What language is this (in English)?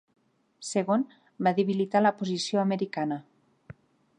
Catalan